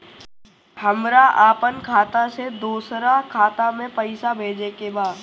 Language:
Bhojpuri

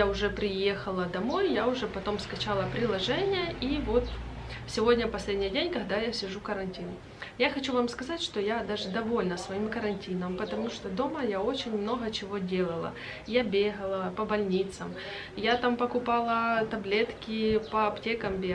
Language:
Russian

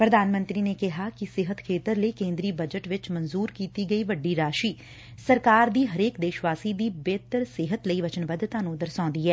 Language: Punjabi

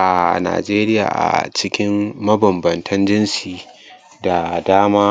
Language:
Hausa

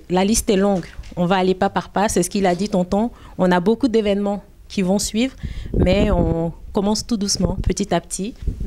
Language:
French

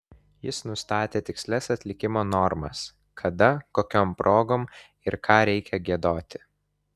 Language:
Lithuanian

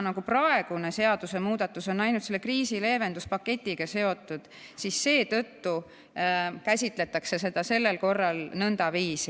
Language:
Estonian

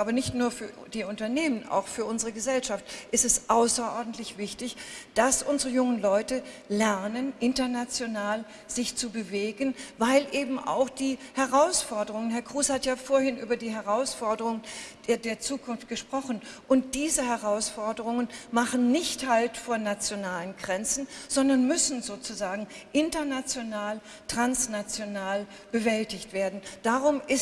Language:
German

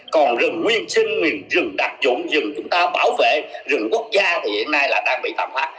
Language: Vietnamese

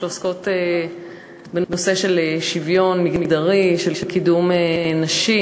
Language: Hebrew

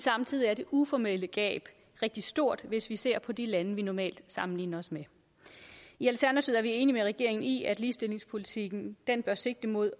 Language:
Danish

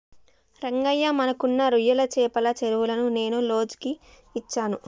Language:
Telugu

